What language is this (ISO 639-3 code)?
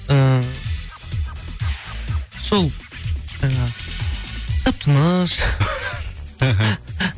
kaz